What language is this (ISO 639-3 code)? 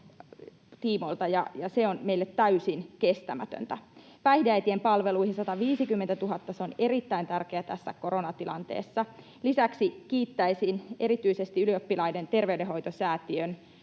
fin